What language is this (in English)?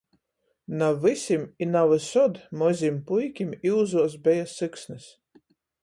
Latgalian